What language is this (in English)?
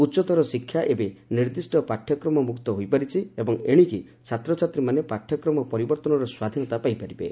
Odia